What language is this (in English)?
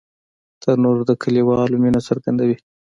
Pashto